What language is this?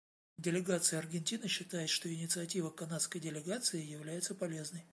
Russian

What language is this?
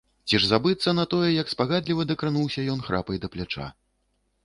Belarusian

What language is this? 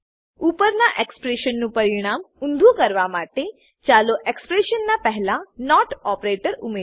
Gujarati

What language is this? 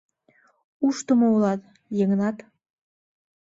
Mari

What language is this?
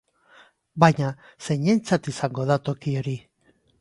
Basque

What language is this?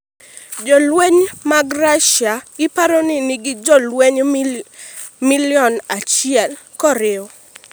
Luo (Kenya and Tanzania)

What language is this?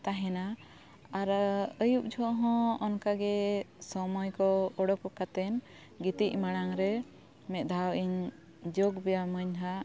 Santali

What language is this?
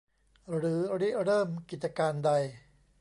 Thai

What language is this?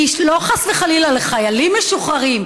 Hebrew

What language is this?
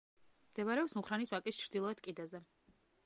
Georgian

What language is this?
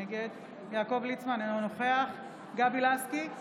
Hebrew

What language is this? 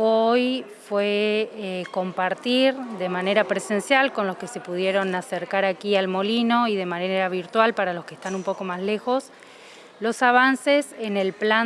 Spanish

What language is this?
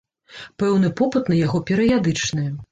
Belarusian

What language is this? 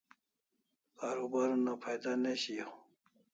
Kalasha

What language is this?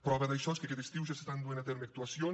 Catalan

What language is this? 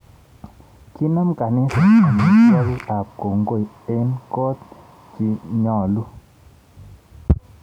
Kalenjin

